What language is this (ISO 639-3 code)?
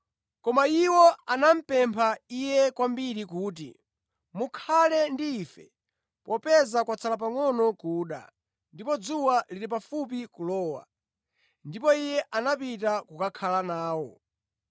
nya